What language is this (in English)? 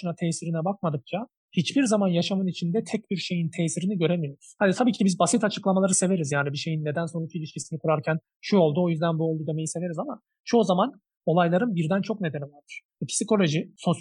Turkish